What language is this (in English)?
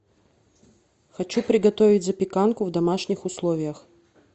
Russian